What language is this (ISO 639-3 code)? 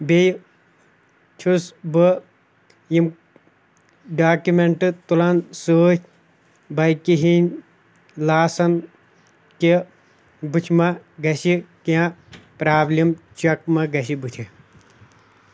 kas